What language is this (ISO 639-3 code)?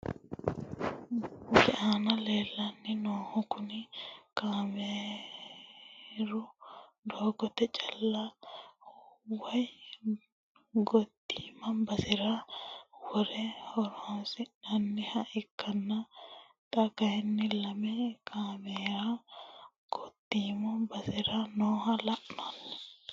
sid